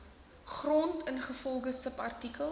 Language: Afrikaans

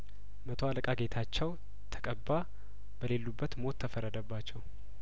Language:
Amharic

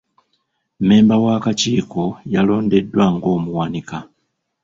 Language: Ganda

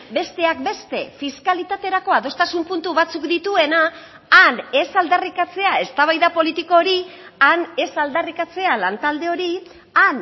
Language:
Basque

